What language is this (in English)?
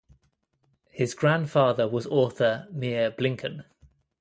English